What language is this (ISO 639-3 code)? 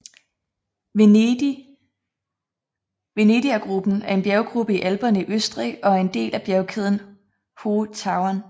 dan